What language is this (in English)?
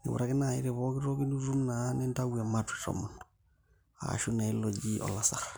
Masai